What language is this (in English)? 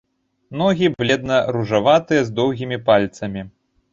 Belarusian